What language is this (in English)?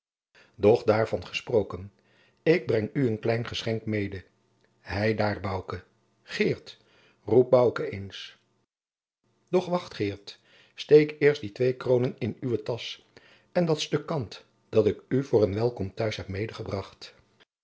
Dutch